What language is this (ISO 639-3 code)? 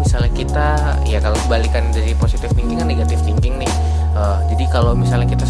ind